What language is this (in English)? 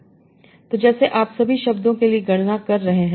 Hindi